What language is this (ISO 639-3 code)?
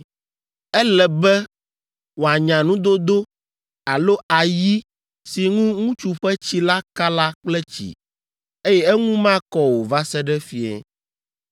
ewe